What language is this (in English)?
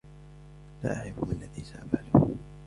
Arabic